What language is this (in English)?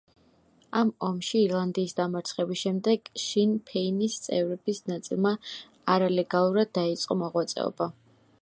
Georgian